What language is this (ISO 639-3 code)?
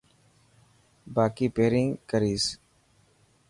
mki